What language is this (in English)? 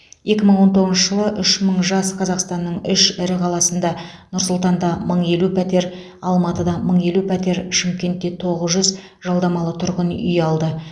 Kazakh